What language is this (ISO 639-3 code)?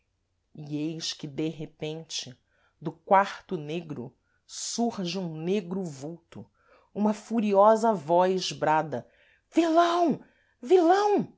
por